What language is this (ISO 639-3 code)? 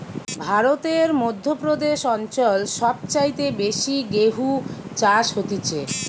ben